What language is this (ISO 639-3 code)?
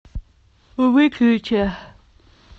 rus